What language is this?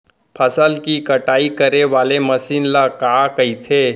Chhattisgarhi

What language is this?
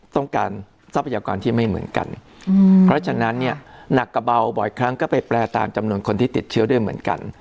Thai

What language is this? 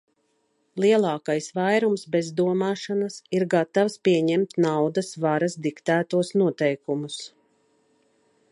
Latvian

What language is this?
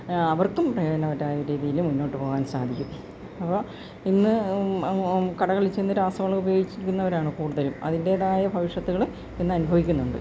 Malayalam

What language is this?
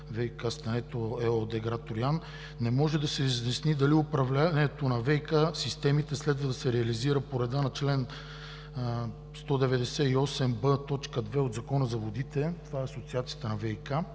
Bulgarian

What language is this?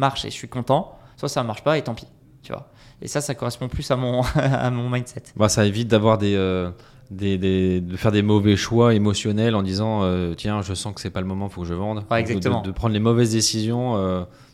French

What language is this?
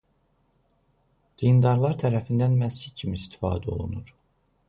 Azerbaijani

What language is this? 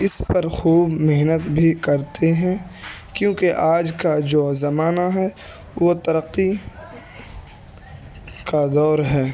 Urdu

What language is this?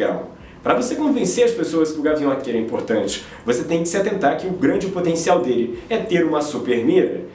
Portuguese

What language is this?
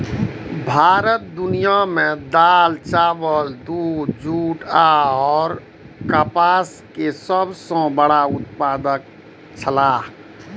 Maithili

